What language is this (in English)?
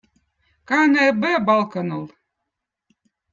Votic